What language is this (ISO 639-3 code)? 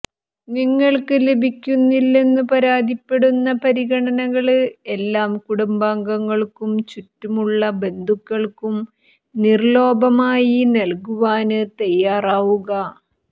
mal